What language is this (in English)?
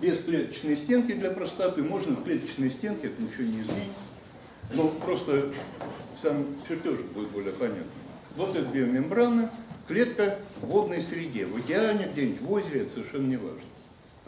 Russian